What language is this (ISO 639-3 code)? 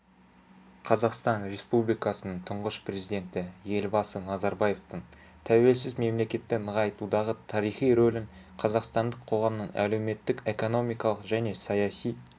kaz